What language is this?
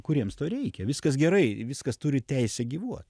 Lithuanian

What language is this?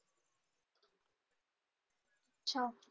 Marathi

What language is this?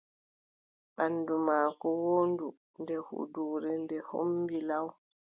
Adamawa Fulfulde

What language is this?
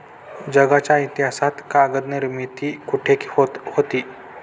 Marathi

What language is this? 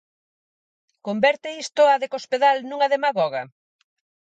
Galician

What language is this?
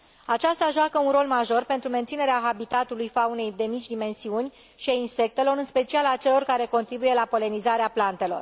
Romanian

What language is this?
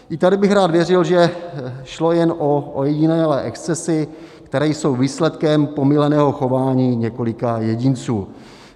Czech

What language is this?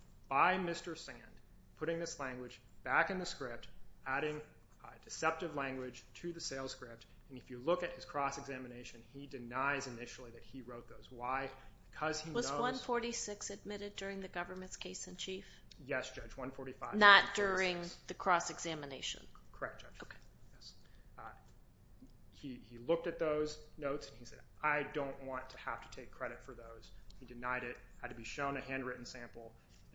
English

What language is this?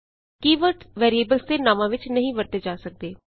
Punjabi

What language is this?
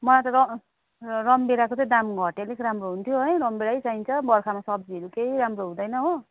Nepali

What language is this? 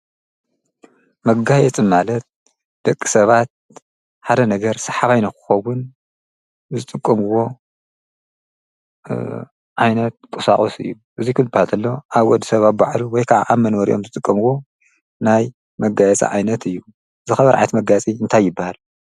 Tigrinya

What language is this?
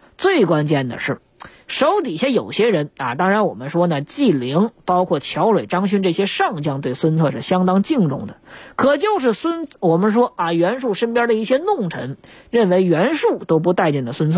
Chinese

